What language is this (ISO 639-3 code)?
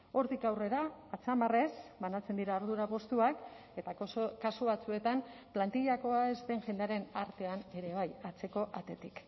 eus